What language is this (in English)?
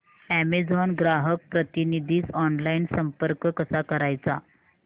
Marathi